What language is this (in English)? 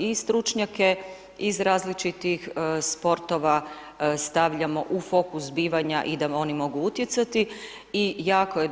Croatian